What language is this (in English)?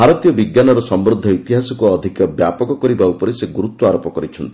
Odia